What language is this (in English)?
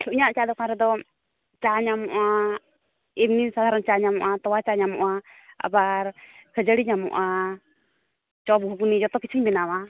Santali